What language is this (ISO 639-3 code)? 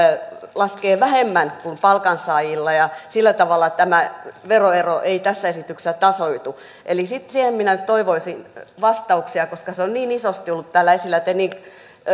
fin